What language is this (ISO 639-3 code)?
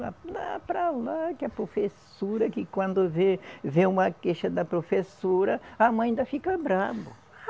por